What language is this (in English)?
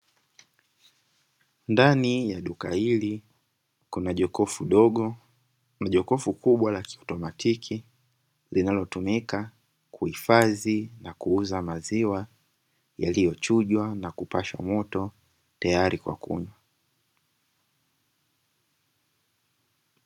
Swahili